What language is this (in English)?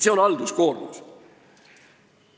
Estonian